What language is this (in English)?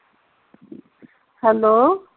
Punjabi